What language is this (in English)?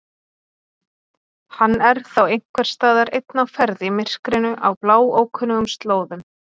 Icelandic